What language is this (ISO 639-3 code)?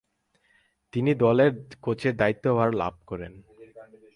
ben